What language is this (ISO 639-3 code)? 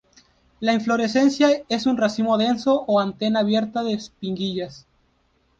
spa